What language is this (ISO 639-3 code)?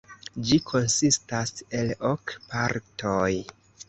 epo